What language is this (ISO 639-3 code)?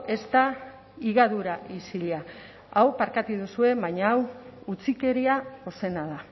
eus